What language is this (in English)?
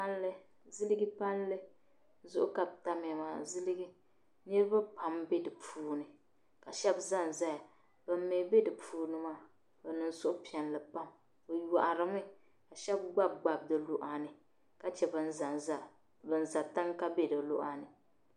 Dagbani